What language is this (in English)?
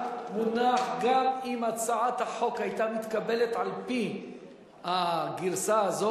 Hebrew